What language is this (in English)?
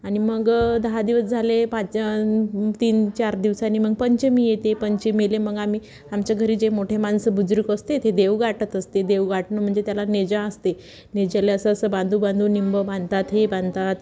Marathi